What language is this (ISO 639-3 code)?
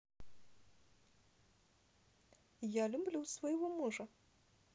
rus